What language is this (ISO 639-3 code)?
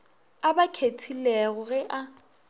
nso